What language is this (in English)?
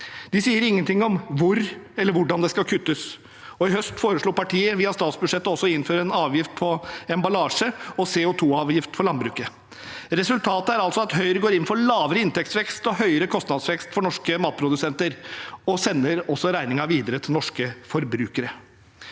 Norwegian